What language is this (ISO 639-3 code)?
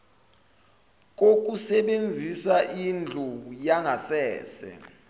zul